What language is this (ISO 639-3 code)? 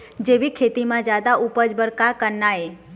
hne